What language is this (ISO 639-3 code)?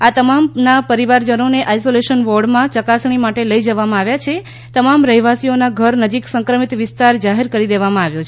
guj